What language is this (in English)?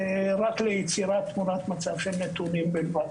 Hebrew